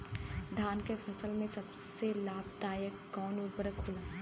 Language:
Bhojpuri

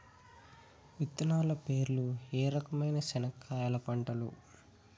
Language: Telugu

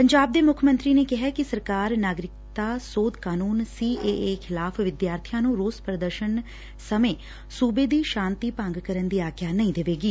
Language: Punjabi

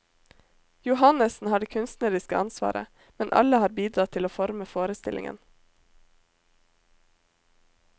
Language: Norwegian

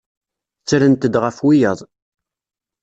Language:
Kabyle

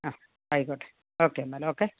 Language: Malayalam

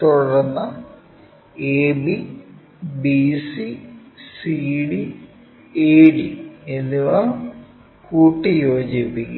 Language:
Malayalam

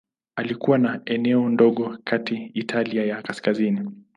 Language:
Swahili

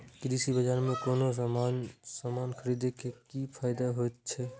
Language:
Maithili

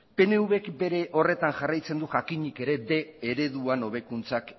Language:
Basque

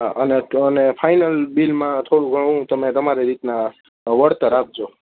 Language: Gujarati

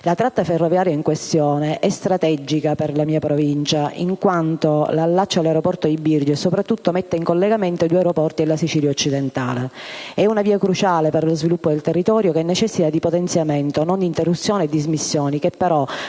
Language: Italian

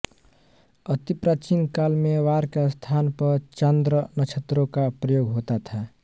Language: Hindi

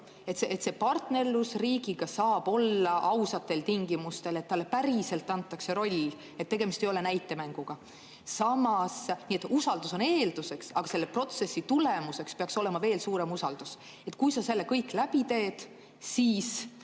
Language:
Estonian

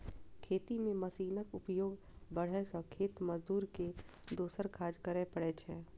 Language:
Maithili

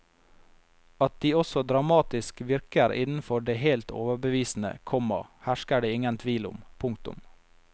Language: Norwegian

